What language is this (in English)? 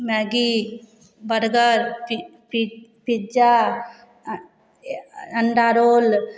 Maithili